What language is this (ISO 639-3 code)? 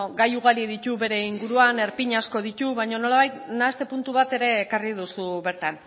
eus